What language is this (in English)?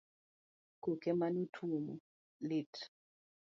Luo (Kenya and Tanzania)